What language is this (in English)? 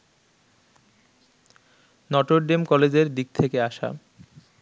Bangla